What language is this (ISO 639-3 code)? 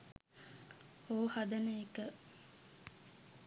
sin